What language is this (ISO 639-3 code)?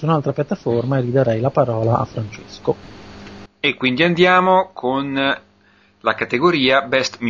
ita